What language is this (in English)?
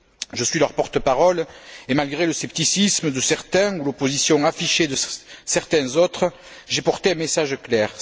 French